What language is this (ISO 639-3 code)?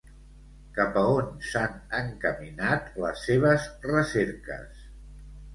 cat